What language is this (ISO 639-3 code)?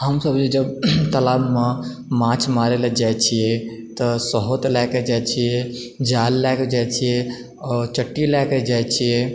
mai